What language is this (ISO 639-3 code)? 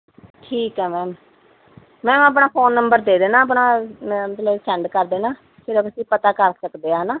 pan